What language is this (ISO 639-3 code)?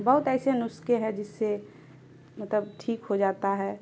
urd